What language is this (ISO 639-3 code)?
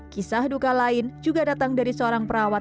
ind